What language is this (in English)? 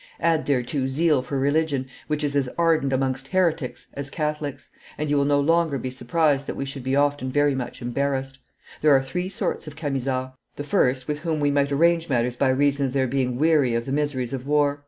English